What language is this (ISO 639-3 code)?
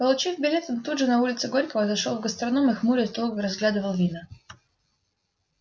rus